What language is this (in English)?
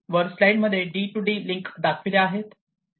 Marathi